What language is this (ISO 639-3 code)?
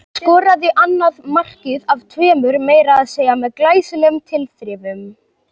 isl